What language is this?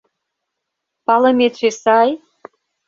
Mari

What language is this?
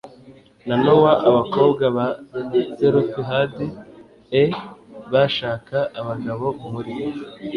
Kinyarwanda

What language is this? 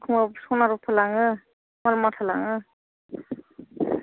Bodo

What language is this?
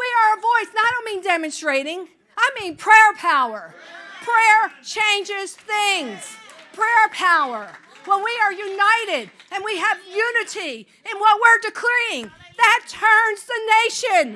English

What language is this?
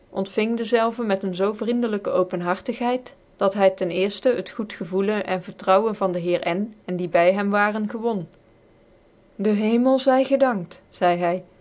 Dutch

